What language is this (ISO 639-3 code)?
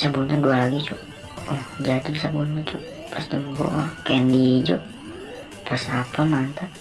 ind